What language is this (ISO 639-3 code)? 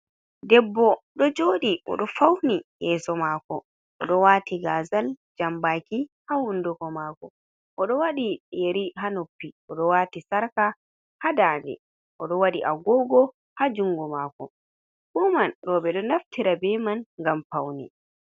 ful